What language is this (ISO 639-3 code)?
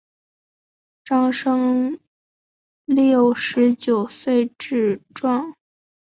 zho